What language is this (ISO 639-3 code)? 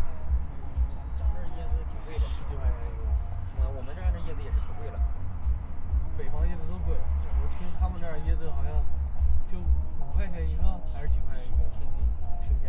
zho